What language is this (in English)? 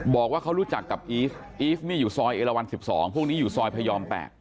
Thai